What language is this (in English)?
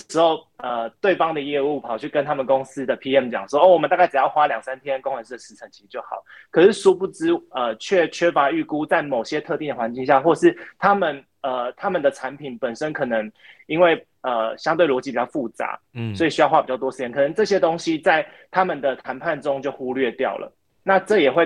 Chinese